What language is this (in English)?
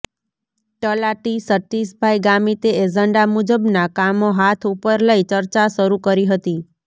Gujarati